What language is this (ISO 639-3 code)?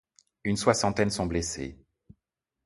fra